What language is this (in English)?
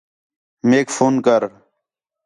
Khetrani